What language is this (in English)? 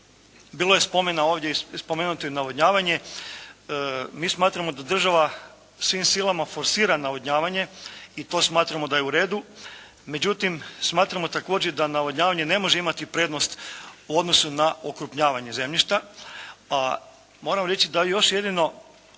Croatian